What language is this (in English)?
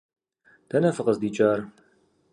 Kabardian